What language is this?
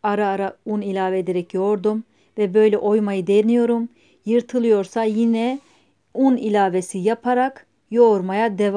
Turkish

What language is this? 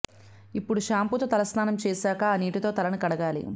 Telugu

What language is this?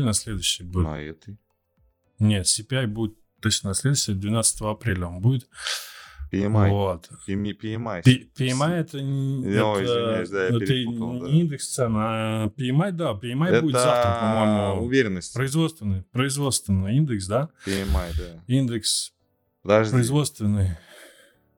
Russian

